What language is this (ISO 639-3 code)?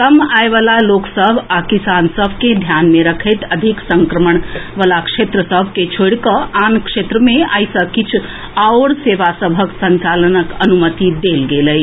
mai